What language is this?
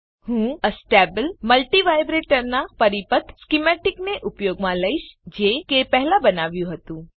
Gujarati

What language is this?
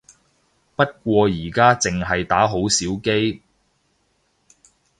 Cantonese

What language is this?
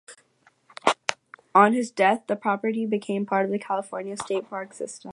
English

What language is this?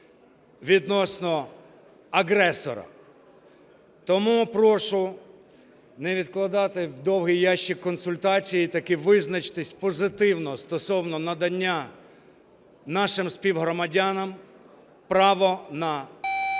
Ukrainian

